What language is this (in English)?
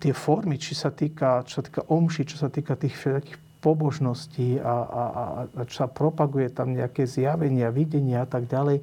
Slovak